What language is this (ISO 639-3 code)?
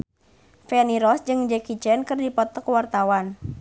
sun